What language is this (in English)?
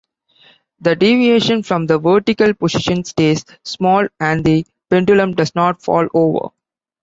English